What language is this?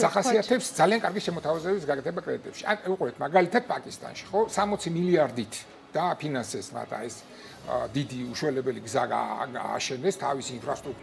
Romanian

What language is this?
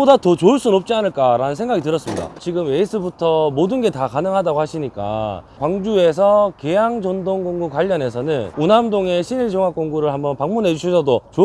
Korean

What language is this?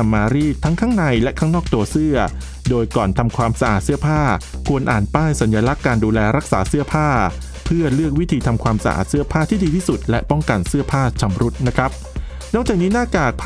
Thai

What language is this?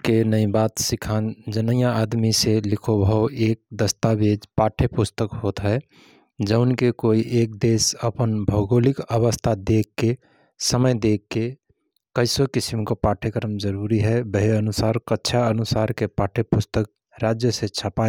Rana Tharu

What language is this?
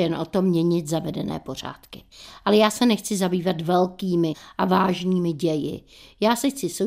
Czech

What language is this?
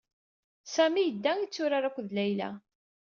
Kabyle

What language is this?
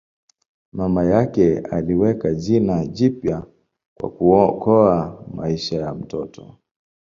Swahili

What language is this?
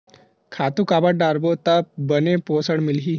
Chhattisgarhi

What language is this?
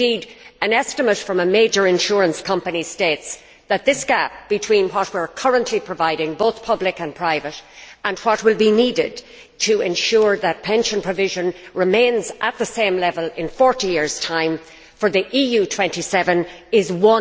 English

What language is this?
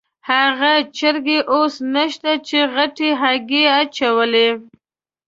Pashto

